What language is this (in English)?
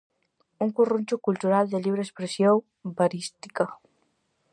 Galician